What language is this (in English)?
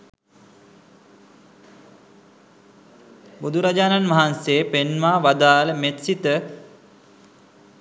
Sinhala